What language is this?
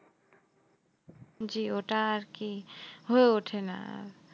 Bangla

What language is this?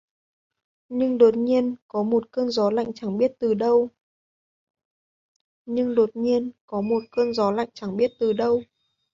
Vietnamese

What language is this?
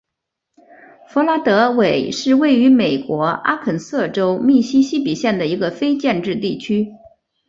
Chinese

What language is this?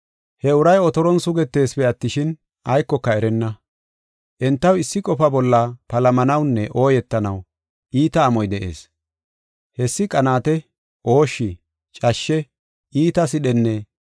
Gofa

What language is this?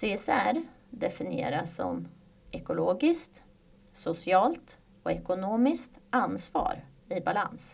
Swedish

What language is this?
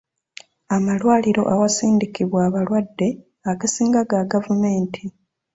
Ganda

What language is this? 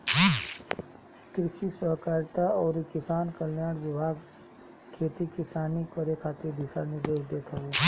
Bhojpuri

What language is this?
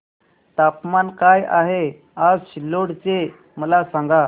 Marathi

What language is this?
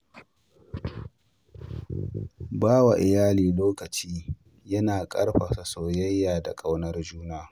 Hausa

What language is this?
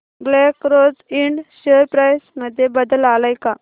Marathi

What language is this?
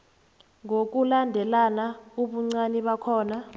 South Ndebele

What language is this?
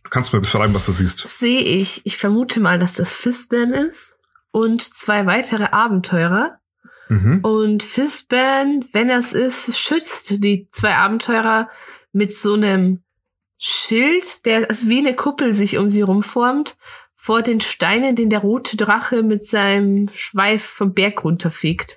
German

